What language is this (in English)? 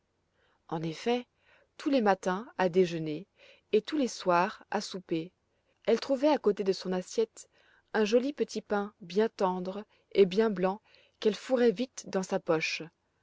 French